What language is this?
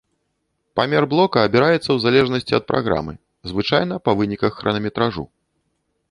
Belarusian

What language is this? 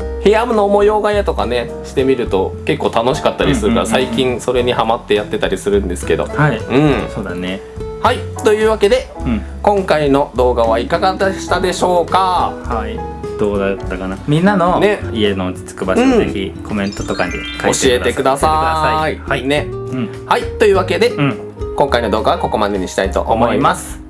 Japanese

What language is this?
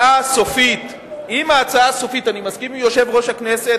Hebrew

